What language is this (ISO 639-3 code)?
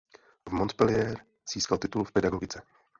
ces